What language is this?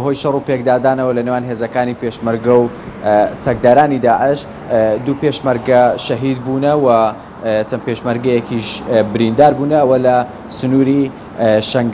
Dutch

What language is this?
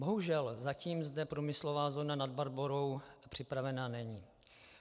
Czech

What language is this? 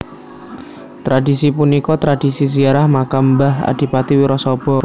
Javanese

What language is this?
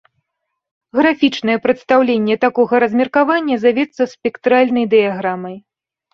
Belarusian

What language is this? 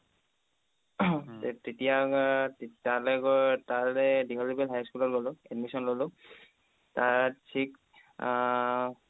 Assamese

